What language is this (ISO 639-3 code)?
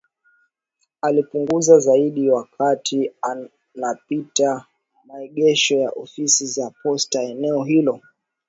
swa